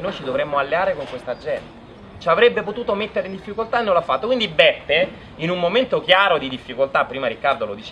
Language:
Italian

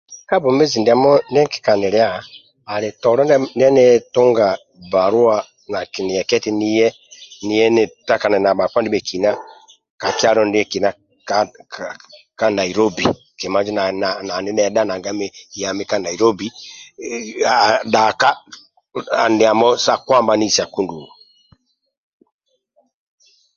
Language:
Amba (Uganda)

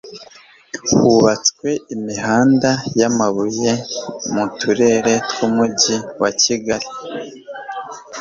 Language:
Kinyarwanda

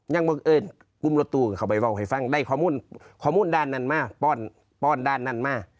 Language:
Thai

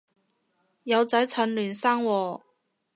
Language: Cantonese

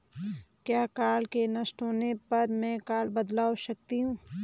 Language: Hindi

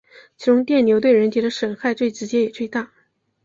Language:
Chinese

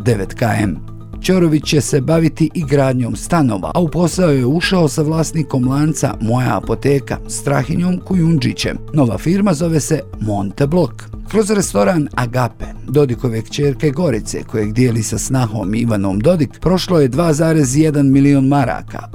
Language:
Croatian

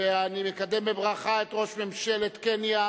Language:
Hebrew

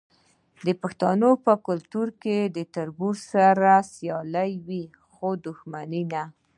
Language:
Pashto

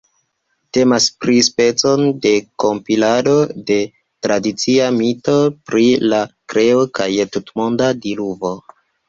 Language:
Esperanto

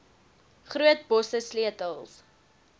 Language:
Afrikaans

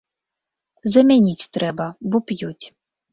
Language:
Belarusian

